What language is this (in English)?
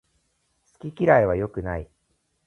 Japanese